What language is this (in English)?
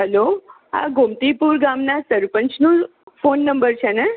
Gujarati